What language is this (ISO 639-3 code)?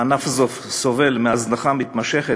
heb